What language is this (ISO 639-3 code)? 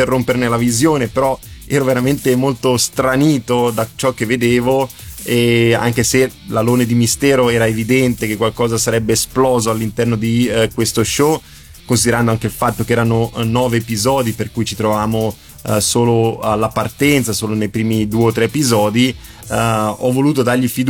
ita